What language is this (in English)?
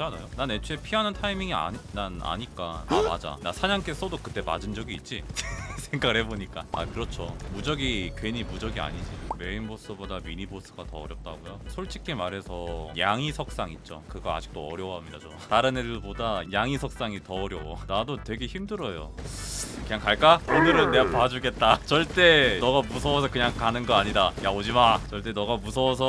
Korean